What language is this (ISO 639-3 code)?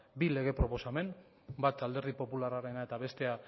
eus